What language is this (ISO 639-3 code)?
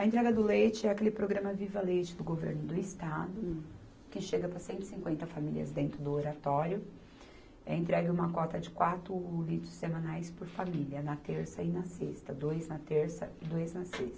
por